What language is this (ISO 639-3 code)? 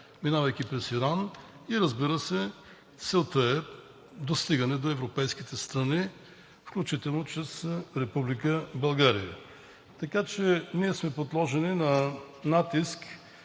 bul